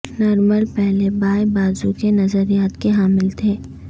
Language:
Urdu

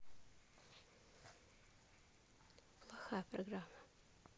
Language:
Russian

